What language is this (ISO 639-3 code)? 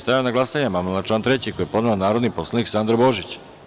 srp